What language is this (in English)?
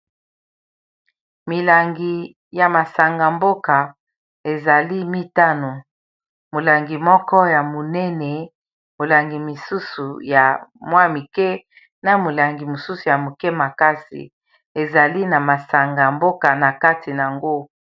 Lingala